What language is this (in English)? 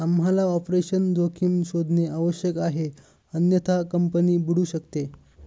Marathi